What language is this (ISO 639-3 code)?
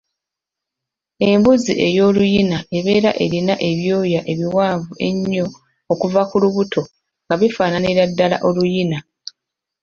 lug